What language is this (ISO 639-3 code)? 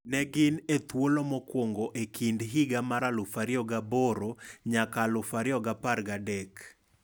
luo